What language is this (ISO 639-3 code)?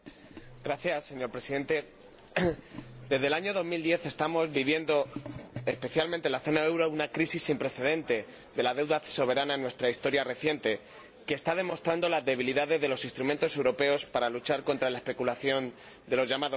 spa